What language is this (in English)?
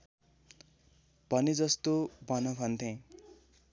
Nepali